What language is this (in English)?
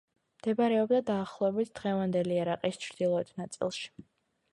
Georgian